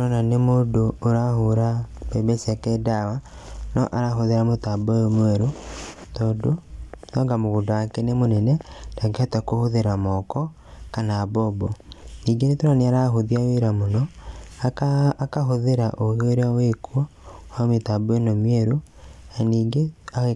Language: Kikuyu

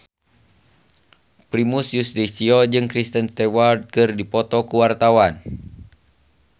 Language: Sundanese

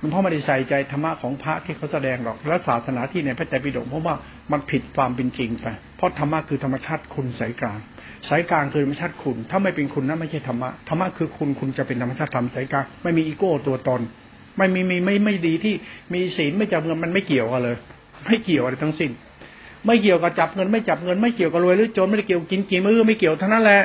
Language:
Thai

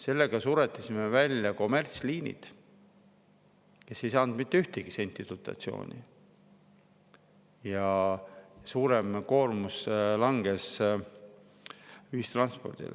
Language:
Estonian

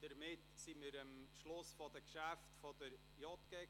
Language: Swiss German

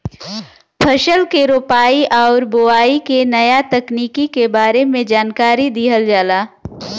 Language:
Bhojpuri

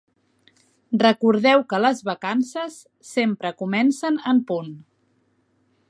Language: Catalan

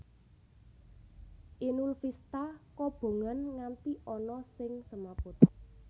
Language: Javanese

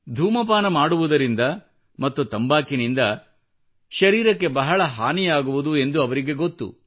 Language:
Kannada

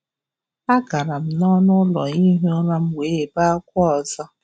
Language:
Igbo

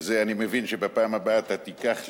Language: Hebrew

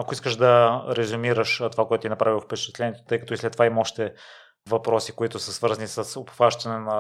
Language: Bulgarian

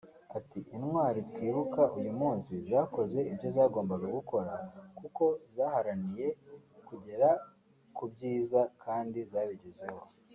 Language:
Kinyarwanda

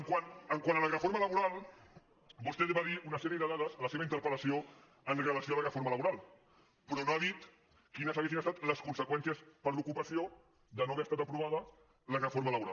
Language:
Catalan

